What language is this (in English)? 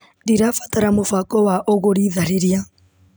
Kikuyu